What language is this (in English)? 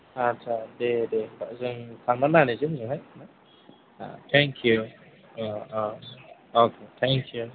Bodo